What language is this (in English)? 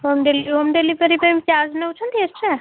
Odia